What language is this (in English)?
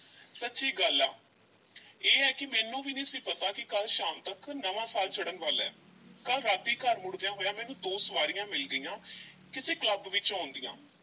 Punjabi